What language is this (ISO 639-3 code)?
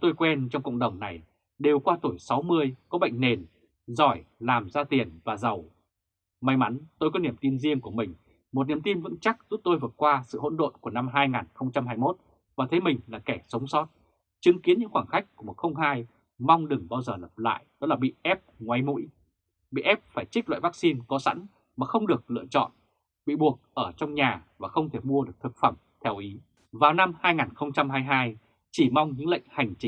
vie